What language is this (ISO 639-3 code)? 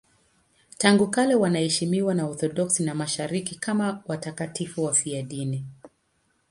swa